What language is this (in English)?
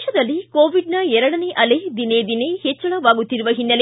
Kannada